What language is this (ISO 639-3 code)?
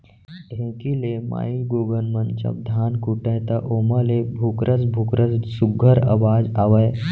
hne